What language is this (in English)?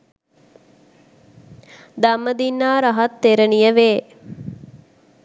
Sinhala